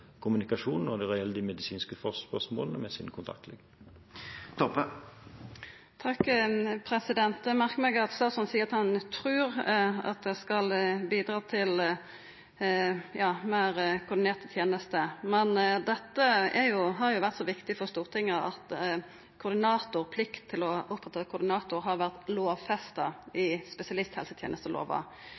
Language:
Norwegian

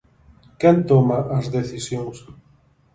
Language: Galician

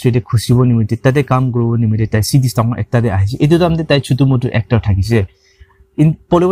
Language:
English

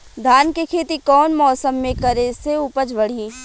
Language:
Bhojpuri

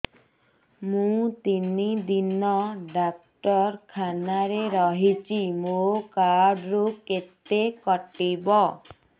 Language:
Odia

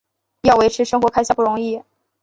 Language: Chinese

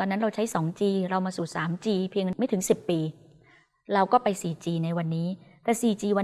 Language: Thai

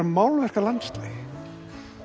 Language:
Icelandic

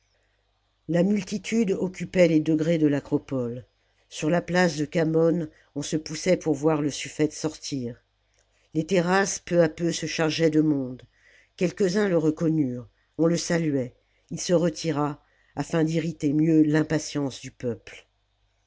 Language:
French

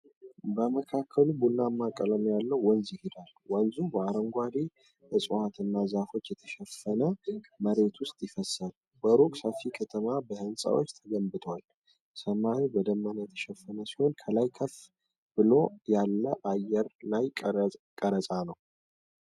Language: Amharic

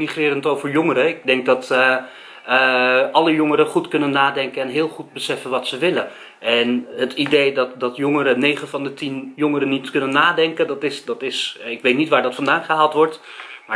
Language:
Dutch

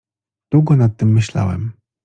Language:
Polish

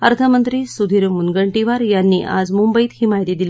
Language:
Marathi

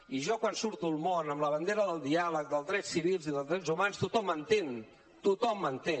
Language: Catalan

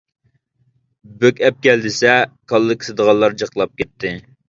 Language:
Uyghur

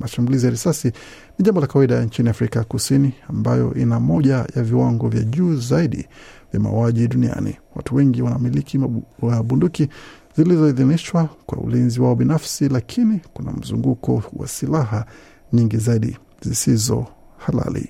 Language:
Swahili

